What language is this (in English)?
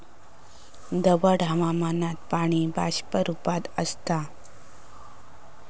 Marathi